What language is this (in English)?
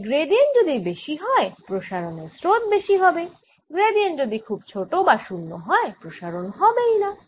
Bangla